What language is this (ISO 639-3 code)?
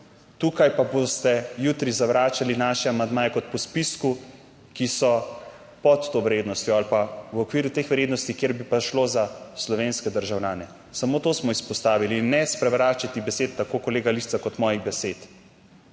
slv